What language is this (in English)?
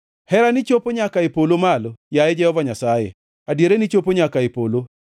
Luo (Kenya and Tanzania)